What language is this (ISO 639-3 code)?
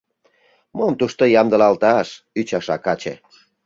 chm